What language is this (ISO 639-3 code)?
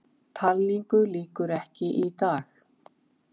isl